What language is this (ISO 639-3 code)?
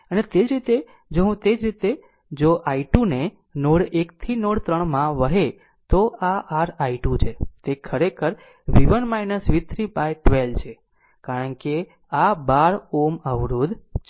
guj